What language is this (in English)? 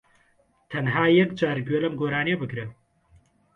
Central Kurdish